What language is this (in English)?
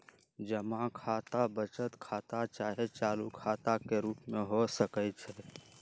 Magahi